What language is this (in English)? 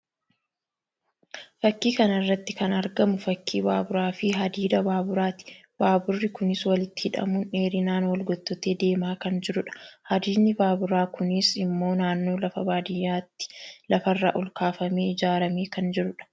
Oromo